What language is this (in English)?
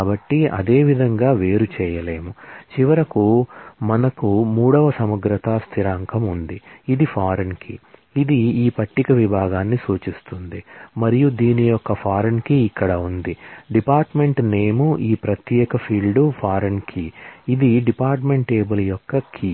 Telugu